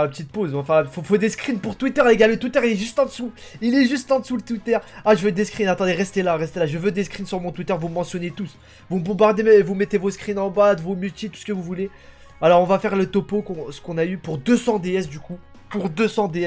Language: French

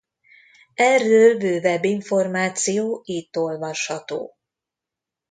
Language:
Hungarian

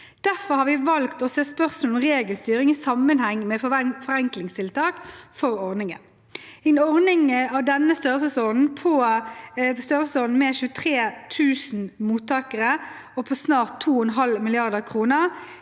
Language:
Norwegian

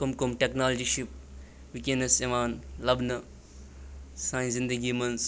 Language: Kashmiri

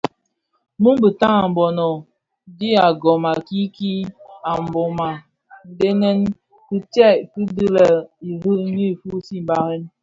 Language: Bafia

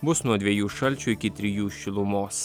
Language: Lithuanian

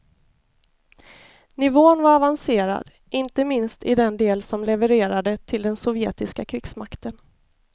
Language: Swedish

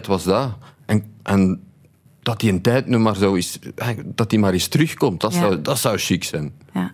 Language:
Dutch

